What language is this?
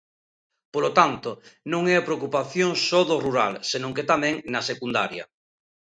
Galician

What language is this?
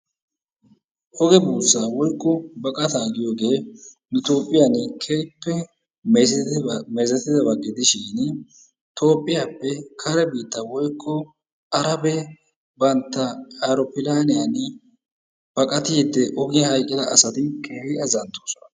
Wolaytta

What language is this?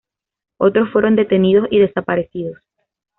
Spanish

